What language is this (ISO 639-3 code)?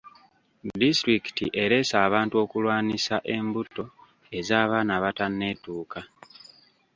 lug